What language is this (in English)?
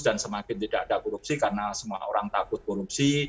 Indonesian